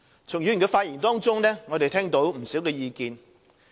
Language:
Cantonese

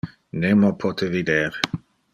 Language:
Interlingua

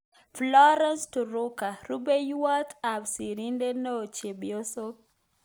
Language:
Kalenjin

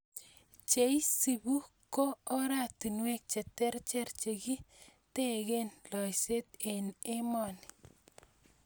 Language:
Kalenjin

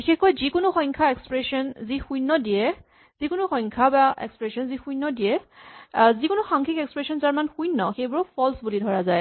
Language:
Assamese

